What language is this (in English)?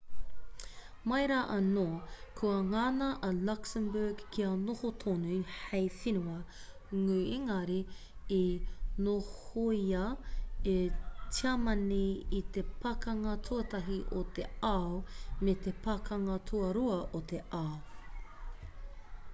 Māori